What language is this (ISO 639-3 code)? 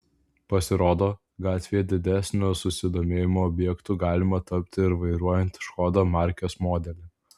lit